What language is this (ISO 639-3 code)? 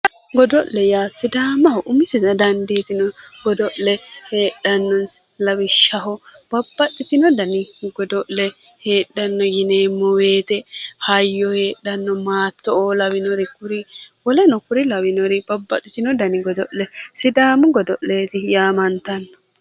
sid